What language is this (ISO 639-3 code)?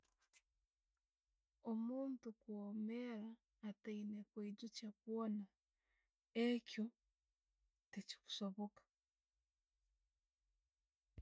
ttj